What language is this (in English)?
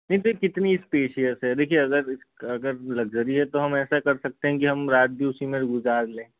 Hindi